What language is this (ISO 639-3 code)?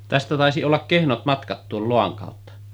fin